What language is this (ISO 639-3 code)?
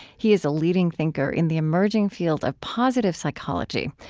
eng